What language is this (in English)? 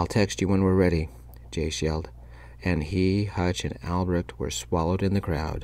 English